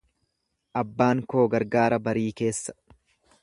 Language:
Oromo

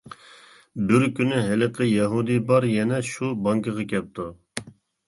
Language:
Uyghur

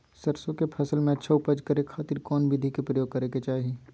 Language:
Magahi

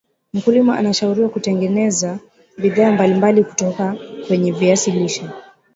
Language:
Swahili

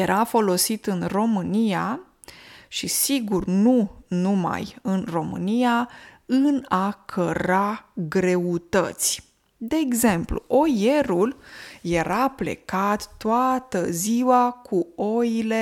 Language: Romanian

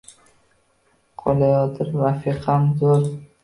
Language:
Uzbek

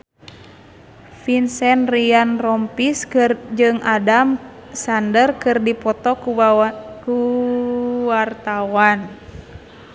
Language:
Sundanese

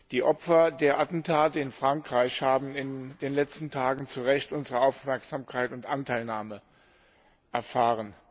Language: German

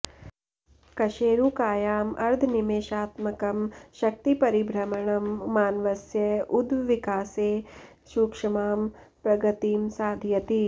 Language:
Sanskrit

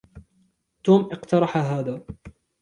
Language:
Arabic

